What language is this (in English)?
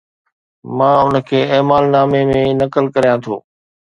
Sindhi